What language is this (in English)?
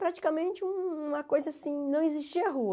Portuguese